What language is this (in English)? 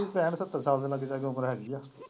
Punjabi